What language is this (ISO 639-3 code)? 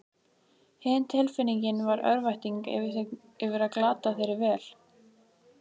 isl